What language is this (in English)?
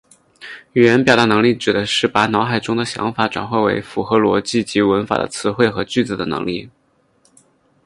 Chinese